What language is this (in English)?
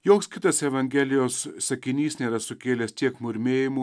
Lithuanian